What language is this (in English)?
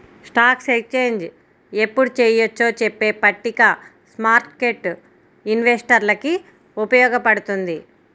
Telugu